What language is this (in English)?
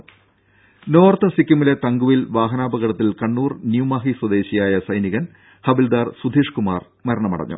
Malayalam